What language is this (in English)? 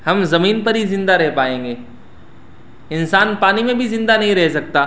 Urdu